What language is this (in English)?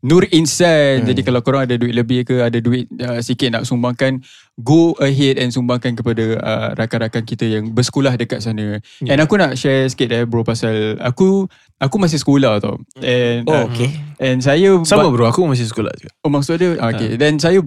Malay